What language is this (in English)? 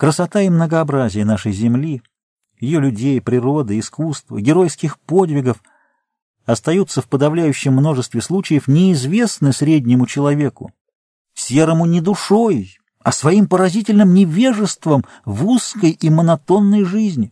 Russian